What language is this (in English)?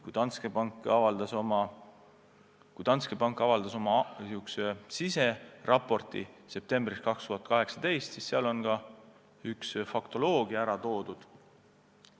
Estonian